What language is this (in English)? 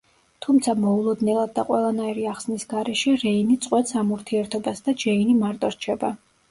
Georgian